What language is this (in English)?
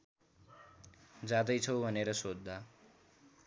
Nepali